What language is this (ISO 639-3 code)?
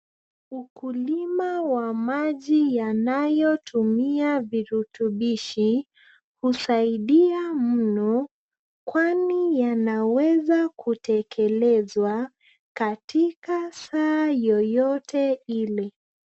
swa